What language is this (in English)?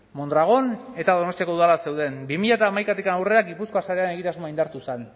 Basque